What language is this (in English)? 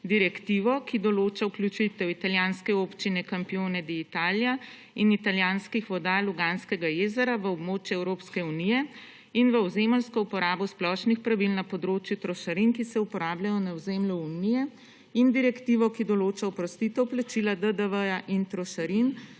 Slovenian